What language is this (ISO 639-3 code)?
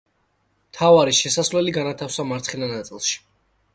kat